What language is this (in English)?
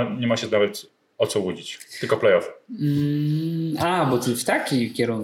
Polish